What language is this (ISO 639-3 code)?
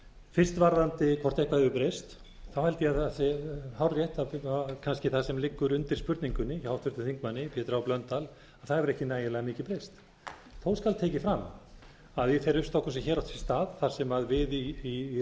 isl